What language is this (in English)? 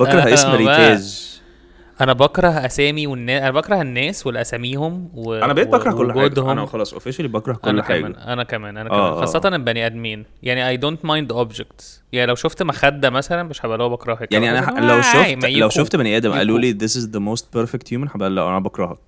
Arabic